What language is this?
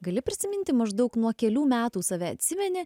Lithuanian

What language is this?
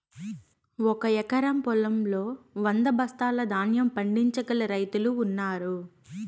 Telugu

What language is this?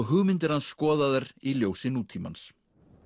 Icelandic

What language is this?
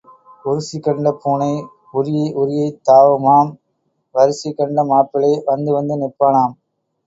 Tamil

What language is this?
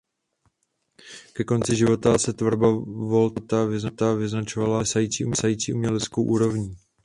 Czech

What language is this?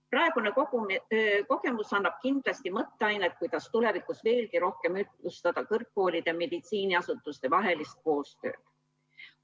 Estonian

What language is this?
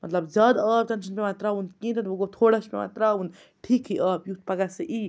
Kashmiri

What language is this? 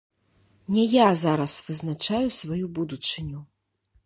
Belarusian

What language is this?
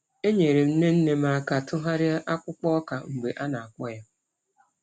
Igbo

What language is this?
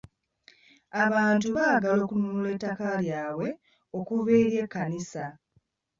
Ganda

